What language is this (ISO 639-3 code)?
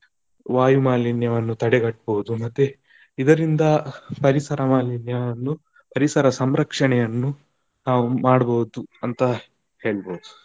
kan